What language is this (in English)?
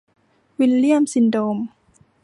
Thai